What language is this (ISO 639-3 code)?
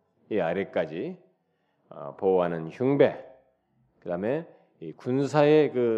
kor